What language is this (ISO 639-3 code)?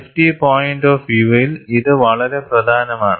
mal